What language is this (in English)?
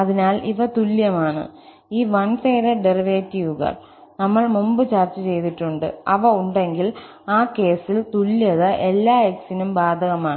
Malayalam